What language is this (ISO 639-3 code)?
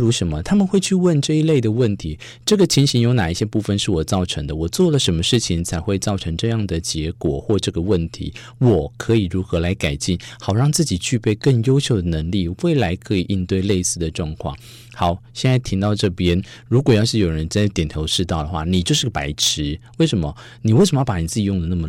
zho